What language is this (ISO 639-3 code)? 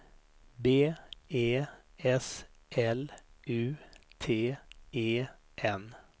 swe